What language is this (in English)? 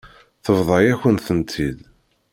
Kabyle